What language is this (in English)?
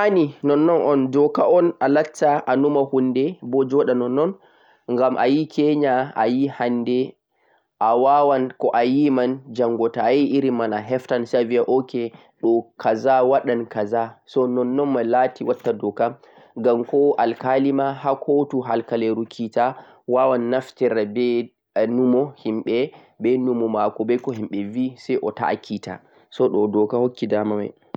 Central-Eastern Niger Fulfulde